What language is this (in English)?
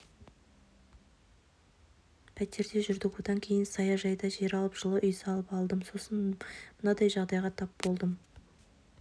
Kazakh